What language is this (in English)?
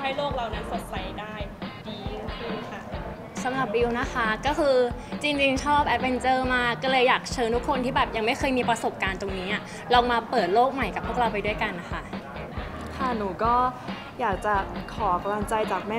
Thai